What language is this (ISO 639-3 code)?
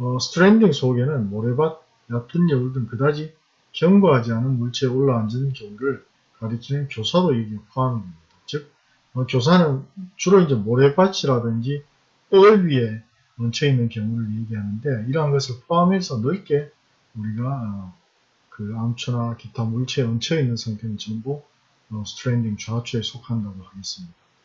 kor